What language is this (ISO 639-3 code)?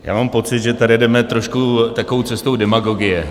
ces